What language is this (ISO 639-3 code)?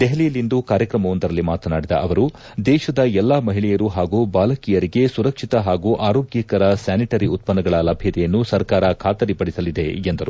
kan